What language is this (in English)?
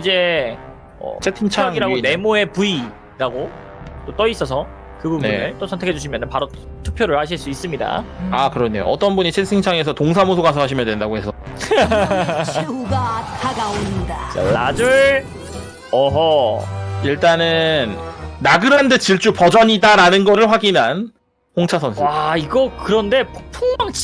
Korean